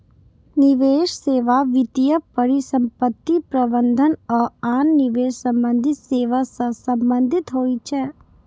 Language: Maithili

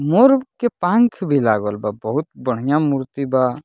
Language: Bhojpuri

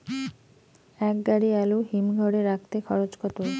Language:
Bangla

